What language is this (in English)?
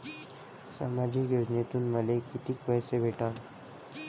Marathi